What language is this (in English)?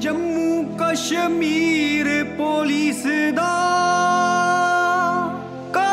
Turkish